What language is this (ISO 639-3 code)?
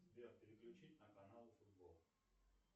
rus